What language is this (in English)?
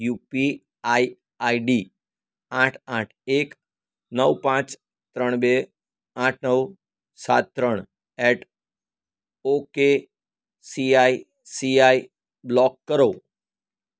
Gujarati